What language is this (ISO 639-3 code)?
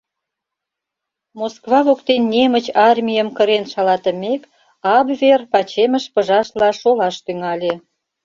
chm